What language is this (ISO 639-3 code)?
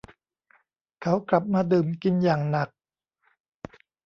tha